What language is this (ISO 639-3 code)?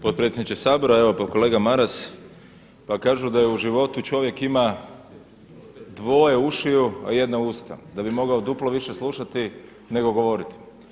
hrv